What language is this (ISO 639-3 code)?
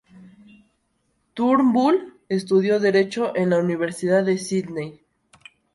spa